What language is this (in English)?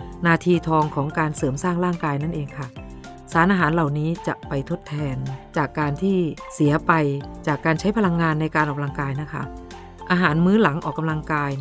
Thai